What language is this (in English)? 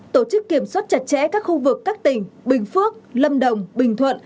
Vietnamese